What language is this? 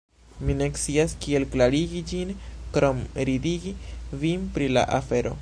Esperanto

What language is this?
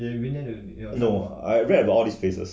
English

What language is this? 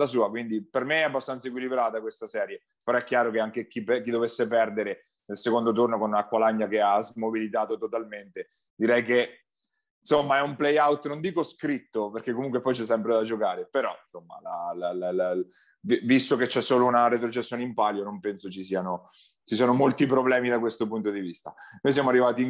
Italian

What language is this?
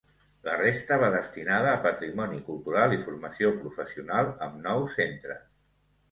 Catalan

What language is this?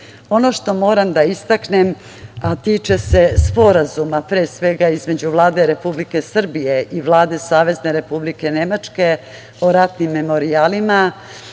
Serbian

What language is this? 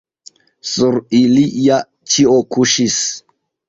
Esperanto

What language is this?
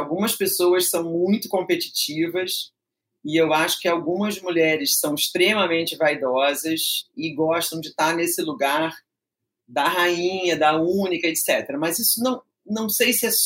Portuguese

